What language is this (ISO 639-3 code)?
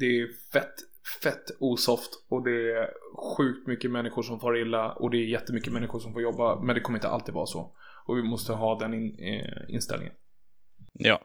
swe